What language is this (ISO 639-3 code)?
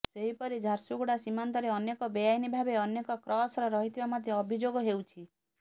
ori